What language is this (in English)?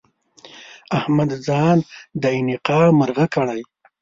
Pashto